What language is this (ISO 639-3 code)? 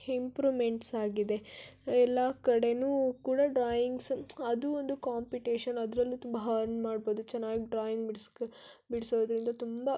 kan